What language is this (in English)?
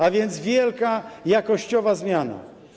Polish